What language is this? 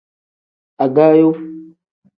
Tem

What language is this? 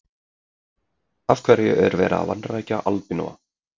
Icelandic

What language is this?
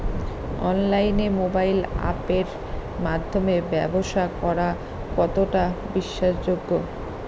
Bangla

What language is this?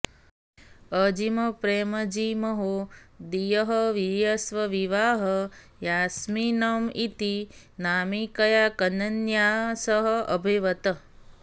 Sanskrit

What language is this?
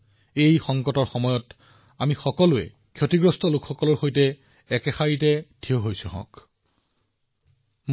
Assamese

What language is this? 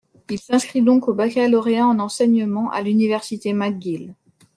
French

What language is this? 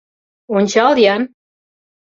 Mari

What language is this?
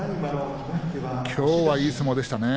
Japanese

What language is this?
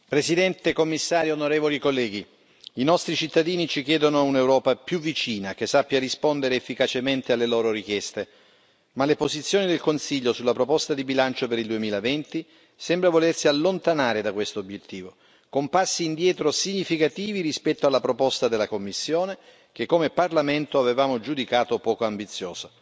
Italian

